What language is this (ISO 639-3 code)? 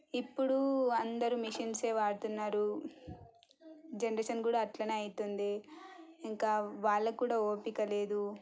tel